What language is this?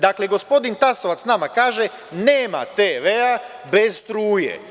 Serbian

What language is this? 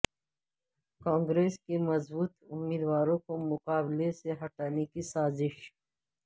Urdu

